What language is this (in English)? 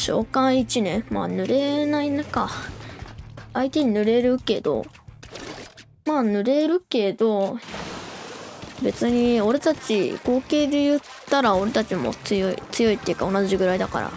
Japanese